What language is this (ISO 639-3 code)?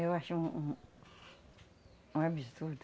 por